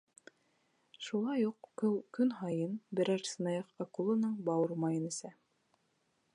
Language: Bashkir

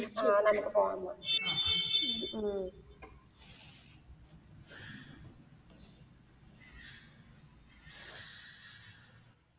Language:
Malayalam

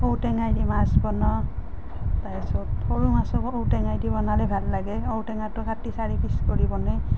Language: Assamese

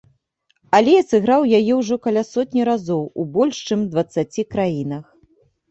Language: Belarusian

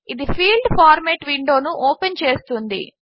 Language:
Telugu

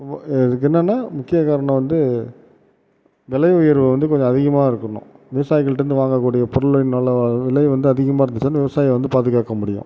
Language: Tamil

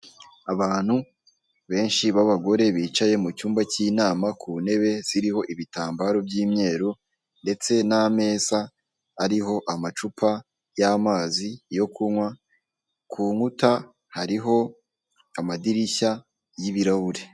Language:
Kinyarwanda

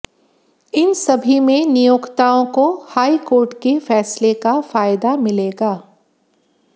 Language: Hindi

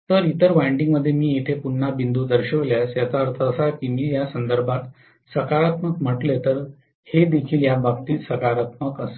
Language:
Marathi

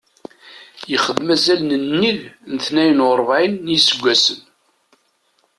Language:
Kabyle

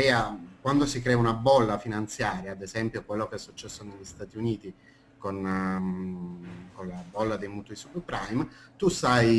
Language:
Italian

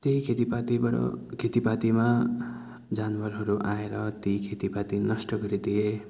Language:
Nepali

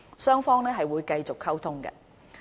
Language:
Cantonese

